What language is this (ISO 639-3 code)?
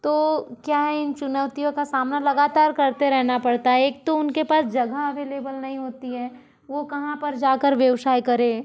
hin